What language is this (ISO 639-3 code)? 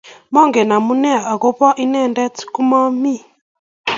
kln